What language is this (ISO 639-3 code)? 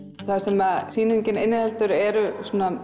isl